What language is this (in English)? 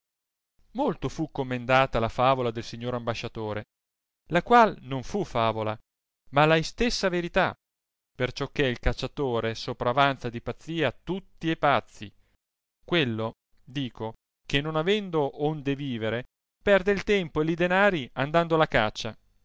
Italian